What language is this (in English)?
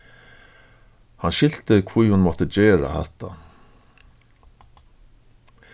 Faroese